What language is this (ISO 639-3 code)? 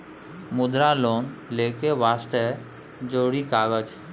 mai